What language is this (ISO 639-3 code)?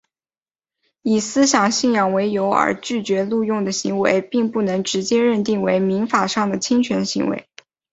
zho